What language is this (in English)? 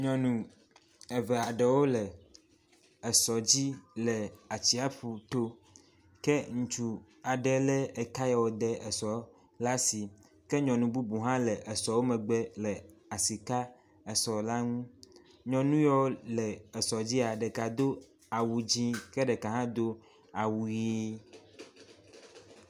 Ewe